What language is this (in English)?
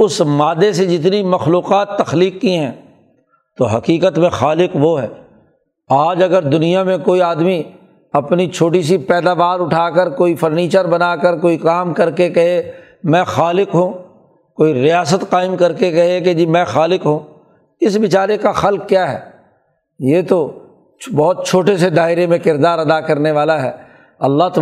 Urdu